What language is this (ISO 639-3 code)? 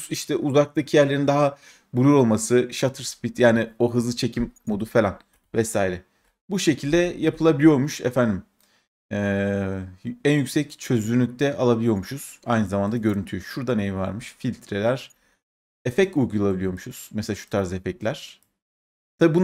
tur